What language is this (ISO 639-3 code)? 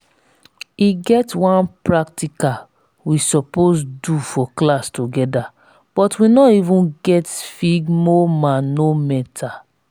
pcm